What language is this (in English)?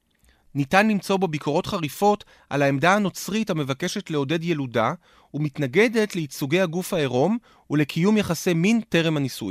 Hebrew